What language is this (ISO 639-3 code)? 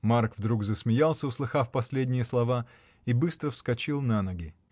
rus